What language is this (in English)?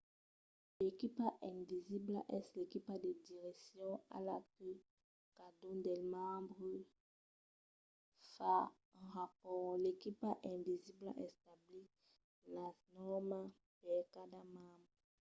Occitan